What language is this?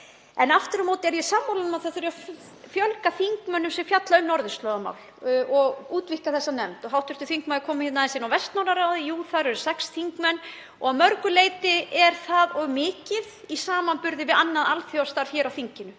Icelandic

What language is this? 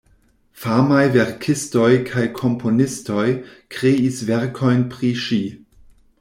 Esperanto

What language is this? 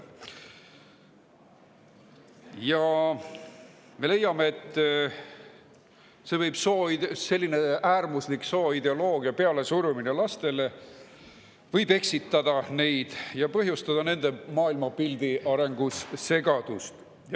Estonian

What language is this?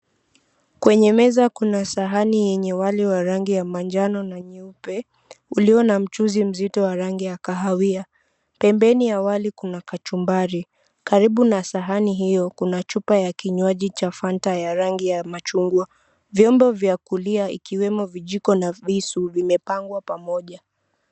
Swahili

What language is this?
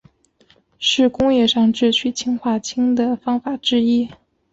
Chinese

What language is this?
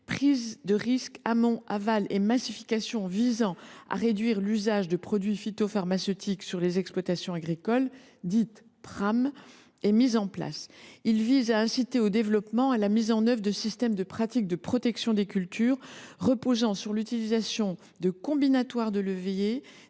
French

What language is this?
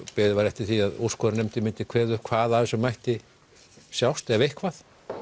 Icelandic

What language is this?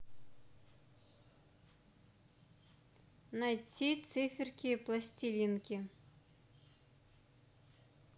Russian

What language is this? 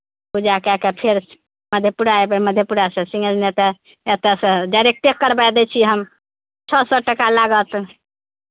Maithili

